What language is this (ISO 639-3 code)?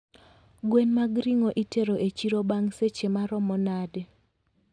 luo